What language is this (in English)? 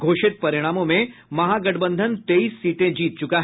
Hindi